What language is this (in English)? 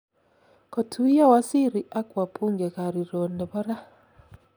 Kalenjin